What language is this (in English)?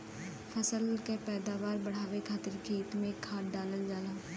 Bhojpuri